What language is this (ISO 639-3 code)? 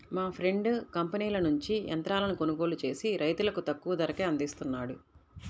tel